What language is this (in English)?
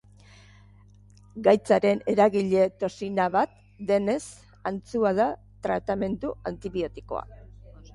Basque